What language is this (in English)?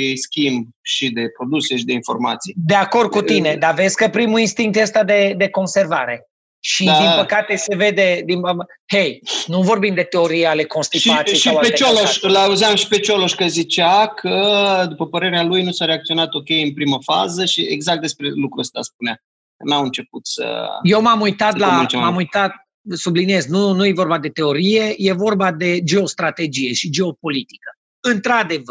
Romanian